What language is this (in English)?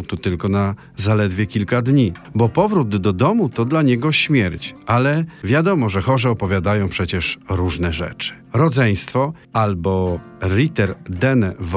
Polish